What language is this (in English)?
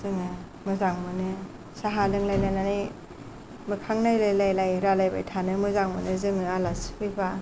Bodo